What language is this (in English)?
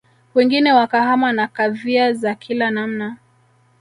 Swahili